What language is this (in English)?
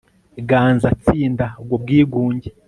Kinyarwanda